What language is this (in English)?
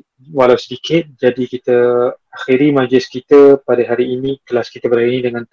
Malay